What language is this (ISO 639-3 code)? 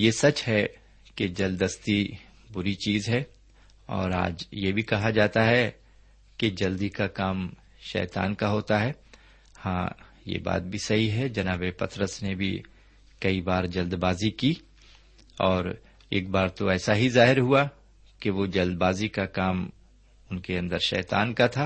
urd